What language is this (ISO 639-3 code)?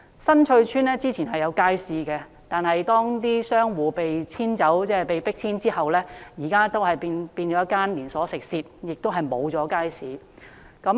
yue